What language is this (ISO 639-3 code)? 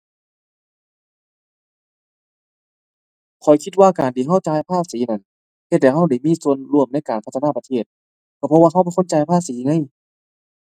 tha